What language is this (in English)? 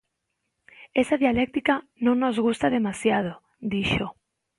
Galician